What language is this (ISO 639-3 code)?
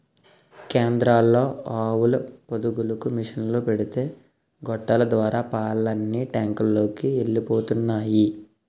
tel